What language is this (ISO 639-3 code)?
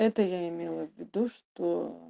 rus